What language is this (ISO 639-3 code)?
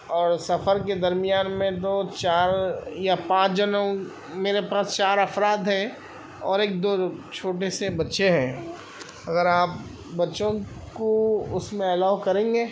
urd